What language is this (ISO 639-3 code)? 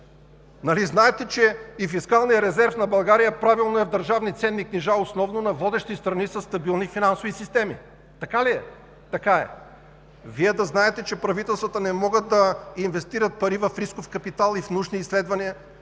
bul